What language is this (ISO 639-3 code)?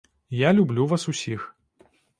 bel